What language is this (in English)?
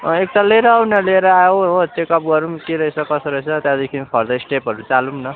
Nepali